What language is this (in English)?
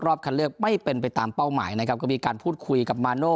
Thai